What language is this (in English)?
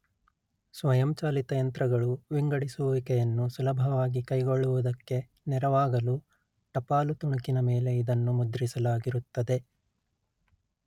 Kannada